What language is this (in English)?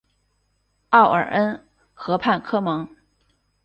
Chinese